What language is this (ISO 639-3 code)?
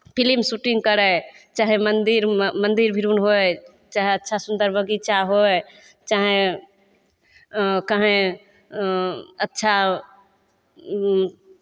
mai